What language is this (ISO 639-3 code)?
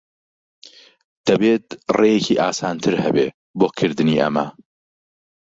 ckb